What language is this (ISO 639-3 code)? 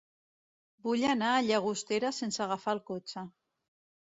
cat